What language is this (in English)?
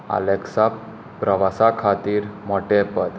Konkani